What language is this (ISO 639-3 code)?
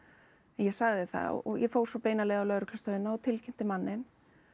isl